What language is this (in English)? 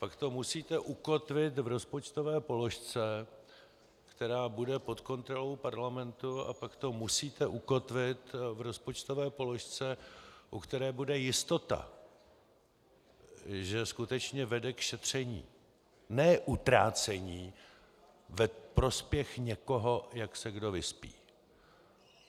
Czech